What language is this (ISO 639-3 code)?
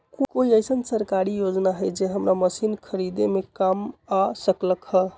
mag